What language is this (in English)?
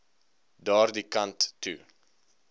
Afrikaans